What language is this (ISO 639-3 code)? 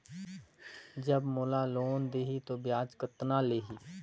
hne